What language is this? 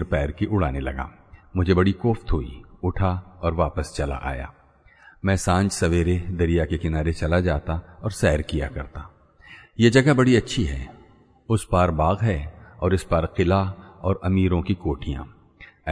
Hindi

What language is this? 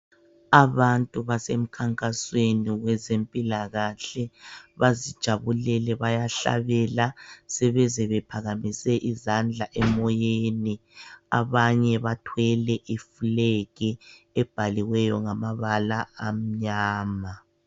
North Ndebele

